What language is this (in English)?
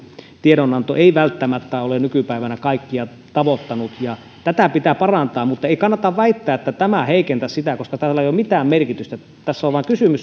Finnish